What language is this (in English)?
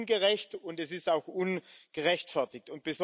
German